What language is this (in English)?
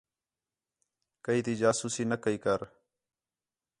Khetrani